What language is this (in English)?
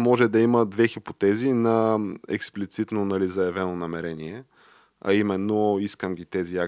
Bulgarian